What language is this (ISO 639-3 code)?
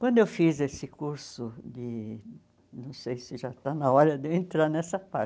por